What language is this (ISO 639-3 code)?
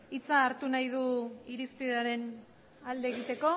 eus